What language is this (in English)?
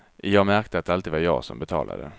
Swedish